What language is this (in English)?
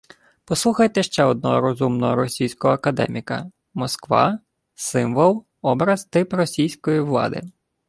Ukrainian